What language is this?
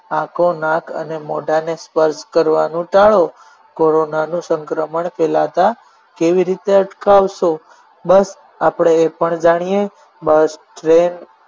Gujarati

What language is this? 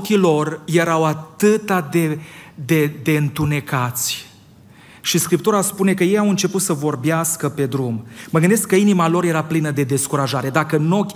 Romanian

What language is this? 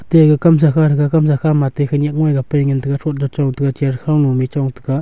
Wancho Naga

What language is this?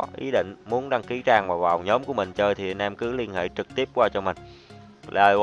Vietnamese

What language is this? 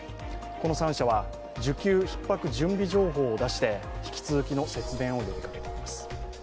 Japanese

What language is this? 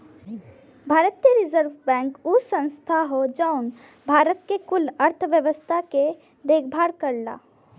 Bhojpuri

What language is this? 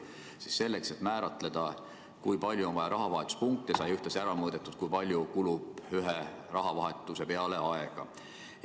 Estonian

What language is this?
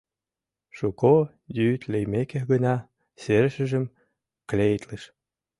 Mari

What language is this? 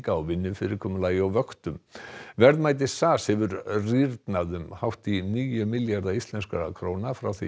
Icelandic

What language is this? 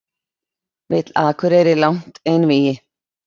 Icelandic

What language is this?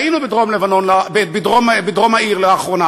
Hebrew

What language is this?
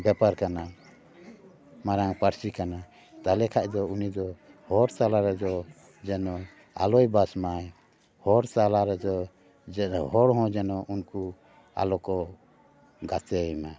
Santali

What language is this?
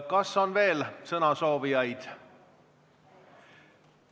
Estonian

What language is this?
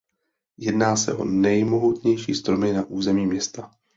Czech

